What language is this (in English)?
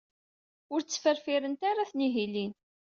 Kabyle